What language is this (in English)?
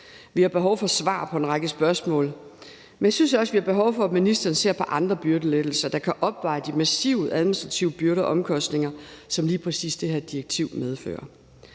Danish